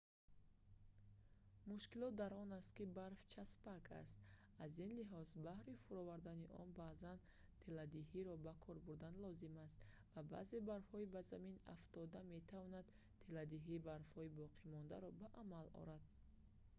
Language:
Tajik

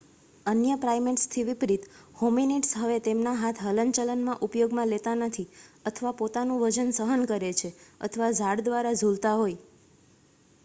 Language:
Gujarati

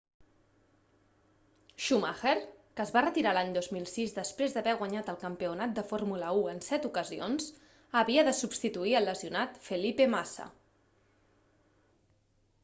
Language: Catalan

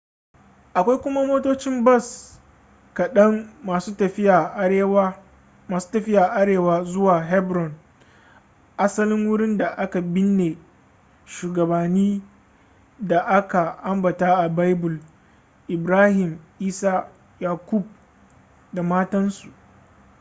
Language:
Hausa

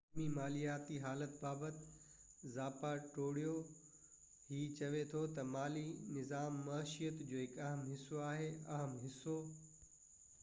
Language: Sindhi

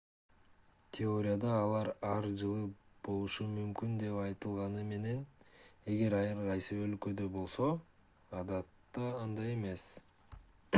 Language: Kyrgyz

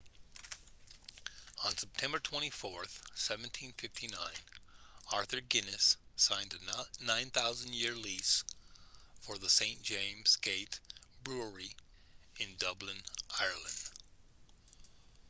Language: English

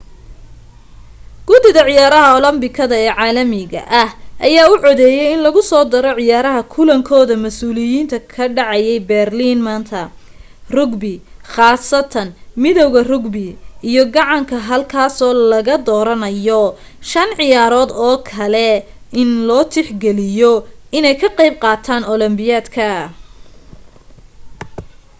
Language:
Somali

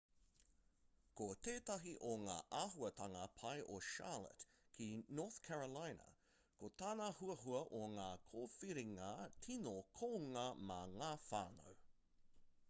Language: Māori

